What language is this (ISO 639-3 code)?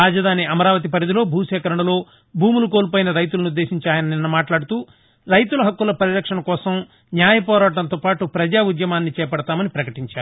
tel